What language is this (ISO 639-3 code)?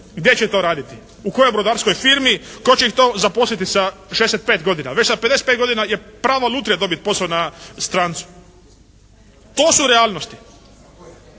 hrv